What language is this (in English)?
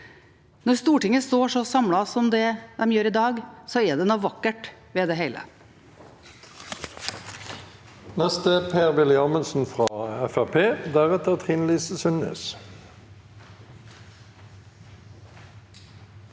Norwegian